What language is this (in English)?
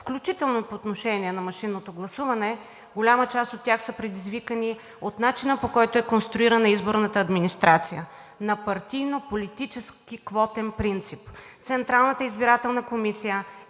Bulgarian